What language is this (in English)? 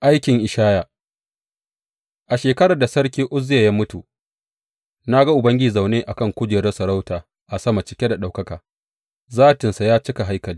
Hausa